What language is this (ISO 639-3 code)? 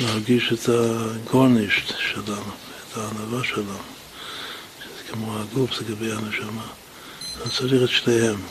heb